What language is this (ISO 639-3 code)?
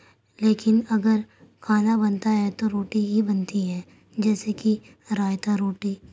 urd